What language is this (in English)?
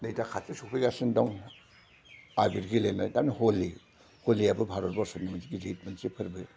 Bodo